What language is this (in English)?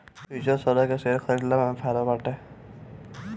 Bhojpuri